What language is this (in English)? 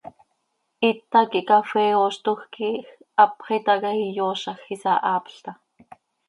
Seri